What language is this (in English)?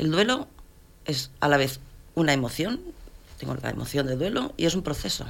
Spanish